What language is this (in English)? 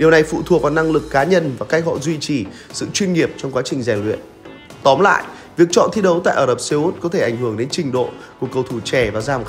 Vietnamese